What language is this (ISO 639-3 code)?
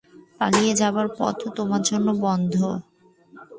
ben